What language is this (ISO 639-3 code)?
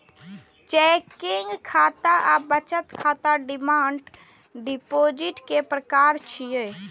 mai